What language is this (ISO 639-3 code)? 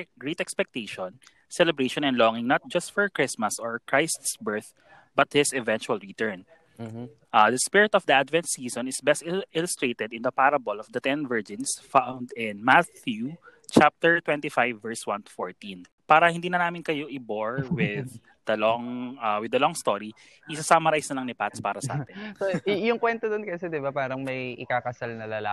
fil